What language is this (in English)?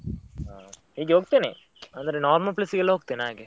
Kannada